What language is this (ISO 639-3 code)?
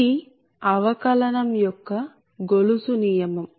tel